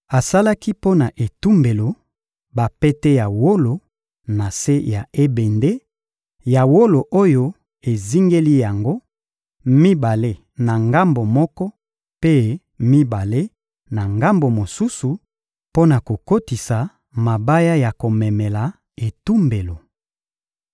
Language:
Lingala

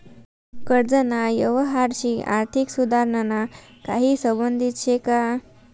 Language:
Marathi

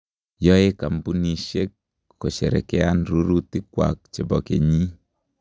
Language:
Kalenjin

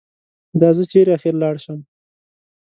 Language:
Pashto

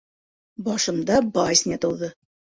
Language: Bashkir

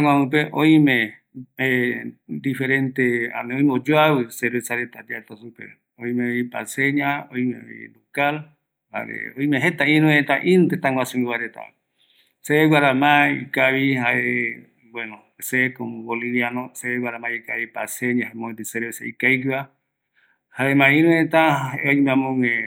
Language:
Eastern Bolivian Guaraní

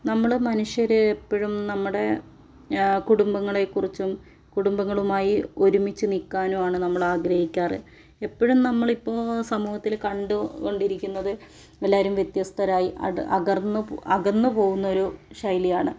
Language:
Malayalam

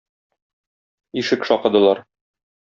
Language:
Tatar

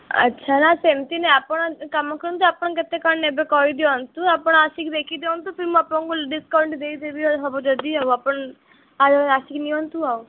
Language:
Odia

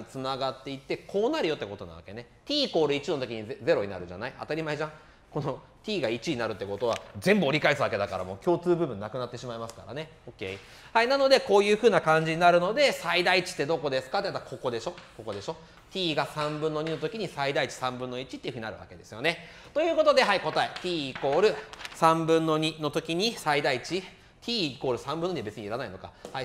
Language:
Japanese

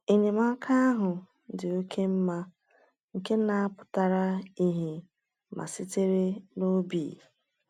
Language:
Igbo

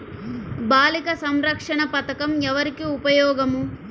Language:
Telugu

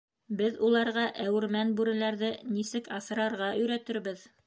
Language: Bashkir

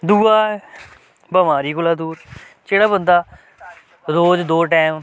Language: Dogri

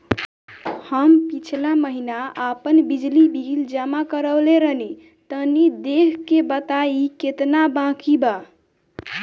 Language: Bhojpuri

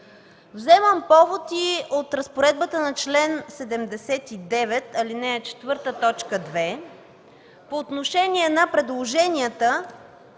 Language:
Bulgarian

